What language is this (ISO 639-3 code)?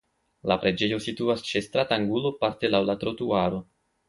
epo